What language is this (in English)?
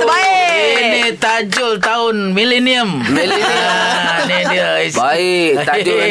Malay